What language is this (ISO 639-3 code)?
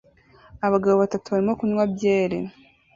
kin